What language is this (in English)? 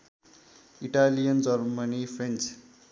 Nepali